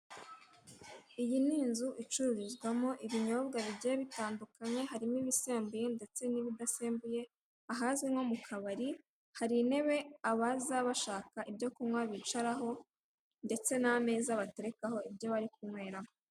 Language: Kinyarwanda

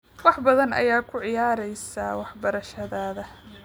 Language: Somali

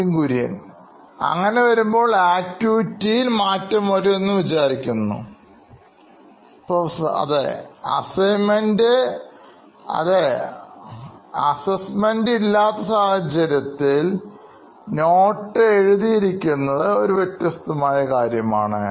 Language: Malayalam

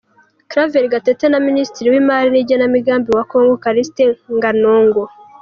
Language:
Kinyarwanda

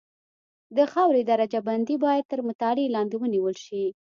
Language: Pashto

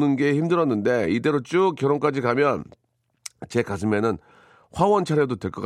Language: Korean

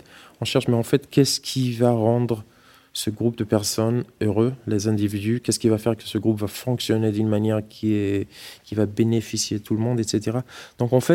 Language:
French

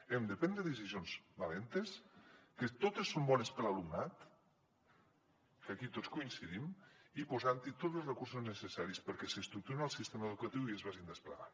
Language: Catalan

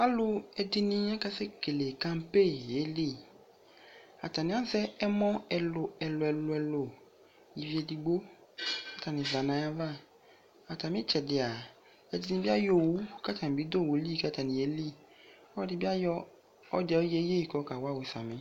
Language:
Ikposo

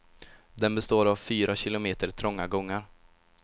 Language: Swedish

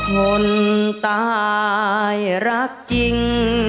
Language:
Thai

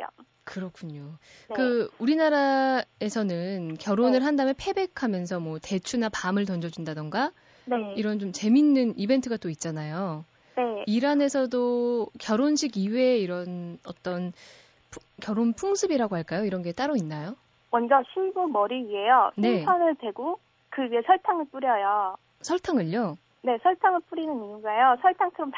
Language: Korean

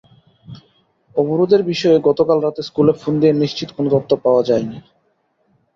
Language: Bangla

